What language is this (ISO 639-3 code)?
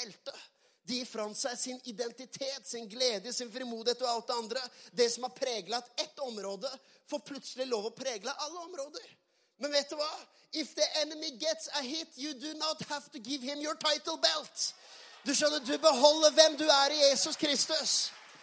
swe